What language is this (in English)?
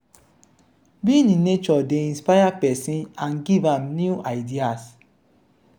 Nigerian Pidgin